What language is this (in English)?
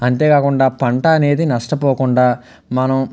Telugu